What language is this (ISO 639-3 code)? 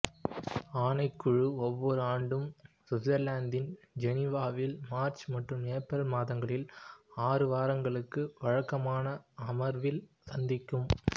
tam